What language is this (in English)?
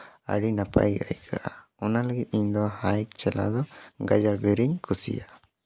Santali